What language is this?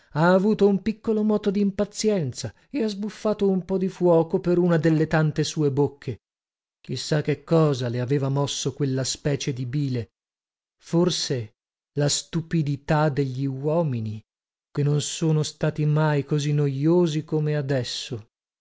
Italian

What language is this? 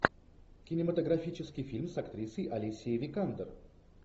Russian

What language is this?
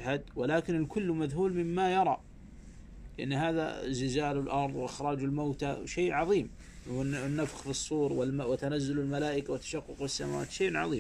Arabic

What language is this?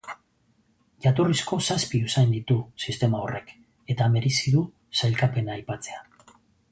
Basque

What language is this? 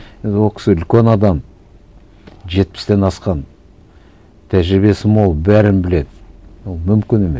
Kazakh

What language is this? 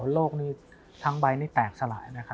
Thai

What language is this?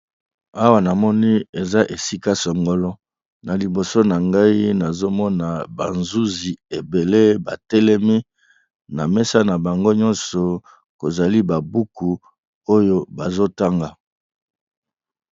Lingala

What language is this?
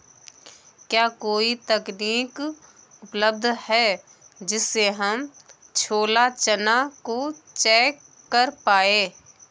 Hindi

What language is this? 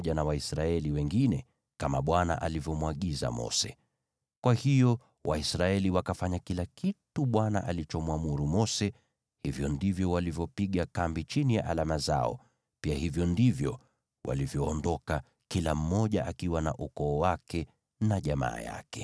Swahili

